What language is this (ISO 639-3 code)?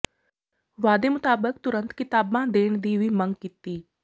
pan